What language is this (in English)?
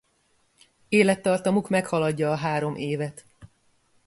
Hungarian